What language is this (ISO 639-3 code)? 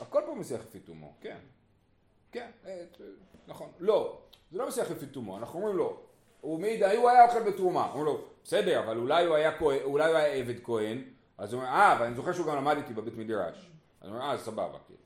heb